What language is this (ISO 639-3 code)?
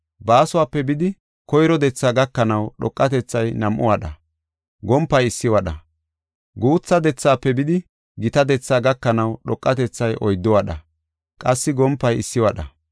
gof